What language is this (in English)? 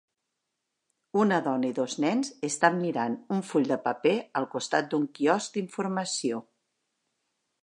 Catalan